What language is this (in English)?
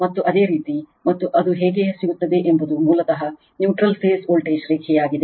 Kannada